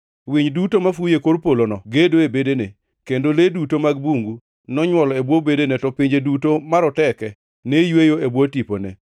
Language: Luo (Kenya and Tanzania)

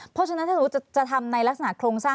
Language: Thai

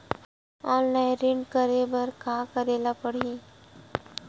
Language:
Chhattisgarhi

